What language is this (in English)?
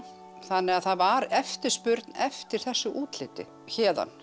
Icelandic